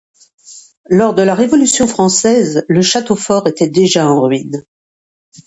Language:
French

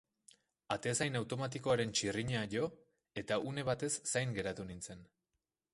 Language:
Basque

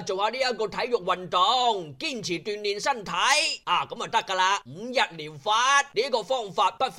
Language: Chinese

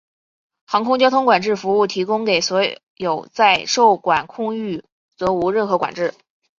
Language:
Chinese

